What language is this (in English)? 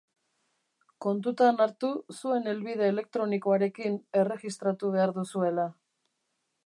Basque